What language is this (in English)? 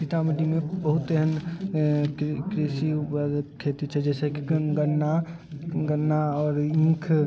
Maithili